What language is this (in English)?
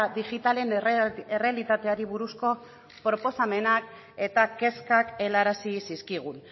Basque